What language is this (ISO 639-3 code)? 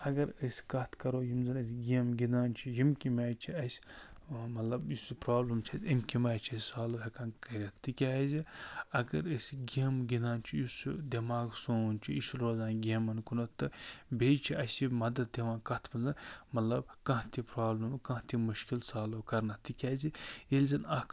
kas